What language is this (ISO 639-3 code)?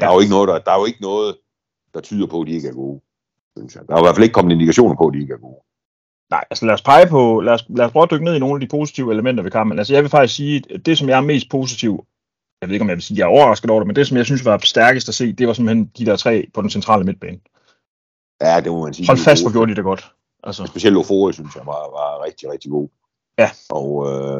dan